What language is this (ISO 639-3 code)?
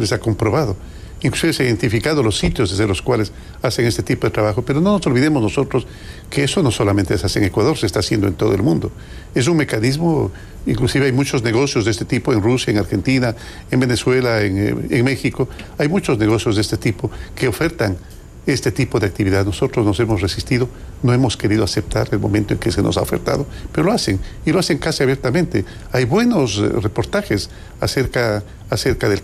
spa